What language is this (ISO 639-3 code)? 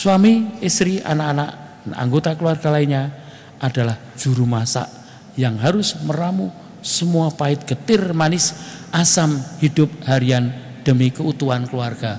ind